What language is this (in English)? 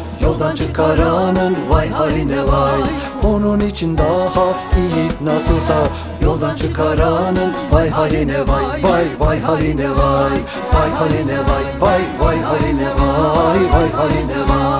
Turkish